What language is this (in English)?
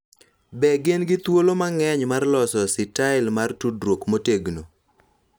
Luo (Kenya and Tanzania)